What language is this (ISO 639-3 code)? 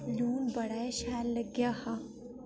doi